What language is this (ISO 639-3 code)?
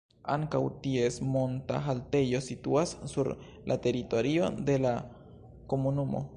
epo